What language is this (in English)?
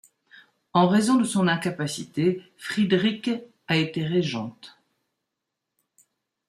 French